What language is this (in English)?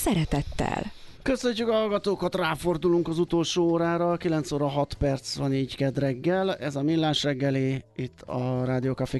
Hungarian